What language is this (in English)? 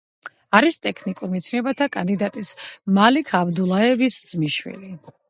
Georgian